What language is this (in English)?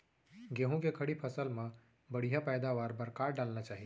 Chhattisgarhi